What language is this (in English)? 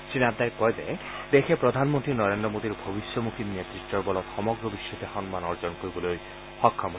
Assamese